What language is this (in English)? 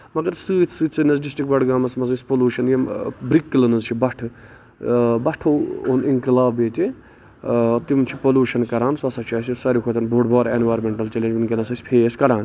Kashmiri